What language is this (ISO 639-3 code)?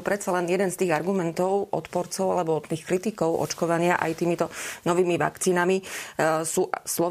slk